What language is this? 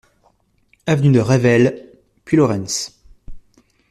French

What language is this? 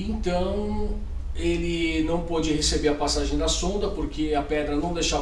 Portuguese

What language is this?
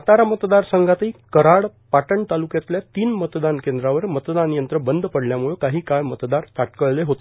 Marathi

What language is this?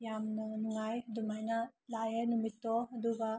Manipuri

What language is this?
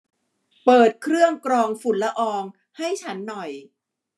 Thai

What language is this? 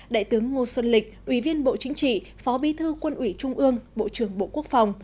Vietnamese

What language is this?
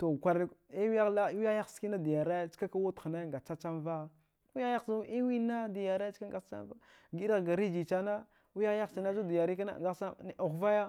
Dghwede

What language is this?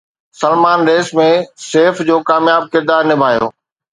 Sindhi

